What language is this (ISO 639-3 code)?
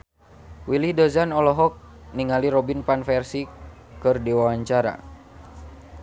sun